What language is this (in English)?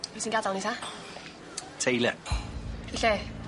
Welsh